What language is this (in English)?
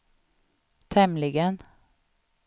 Swedish